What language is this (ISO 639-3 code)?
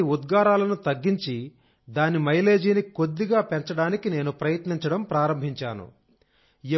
tel